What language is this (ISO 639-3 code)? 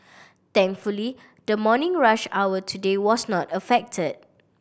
eng